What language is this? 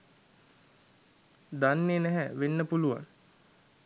Sinhala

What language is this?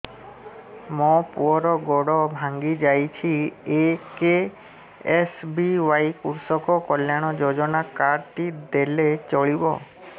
Odia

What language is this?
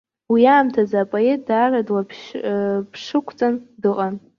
Abkhazian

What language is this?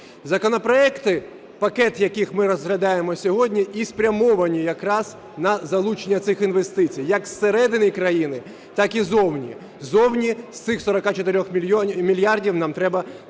Ukrainian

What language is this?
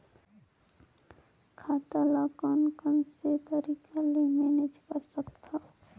Chhattisgarhi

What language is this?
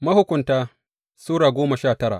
Hausa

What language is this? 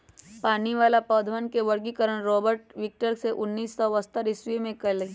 Magahi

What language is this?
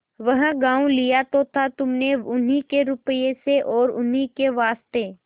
Hindi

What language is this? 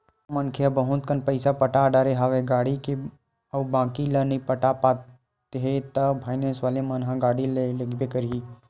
Chhattisgarhi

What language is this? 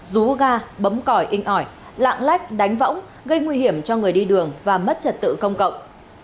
Vietnamese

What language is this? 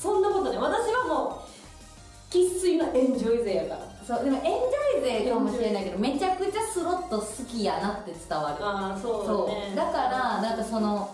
Japanese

